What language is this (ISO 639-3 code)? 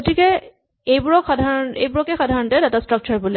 asm